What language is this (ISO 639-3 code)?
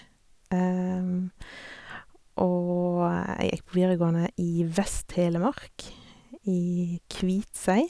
nor